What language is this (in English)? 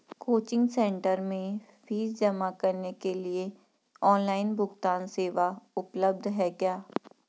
Hindi